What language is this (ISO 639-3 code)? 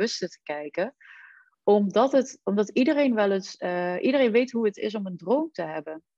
nld